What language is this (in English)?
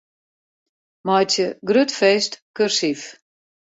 Western Frisian